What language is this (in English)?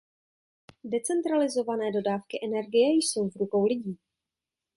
Czech